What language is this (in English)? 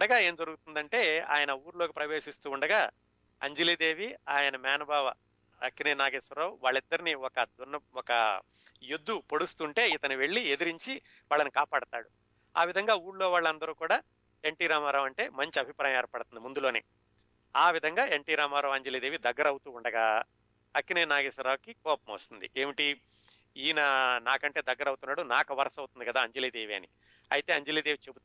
Telugu